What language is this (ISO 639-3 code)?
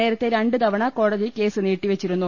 mal